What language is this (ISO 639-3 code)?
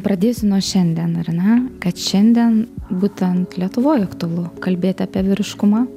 lit